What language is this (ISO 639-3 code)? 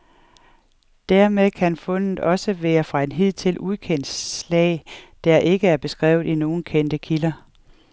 dan